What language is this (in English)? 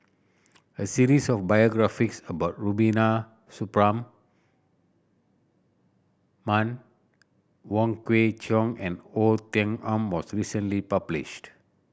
English